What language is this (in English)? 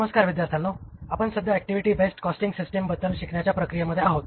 Marathi